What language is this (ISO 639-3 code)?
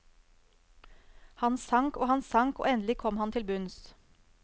nor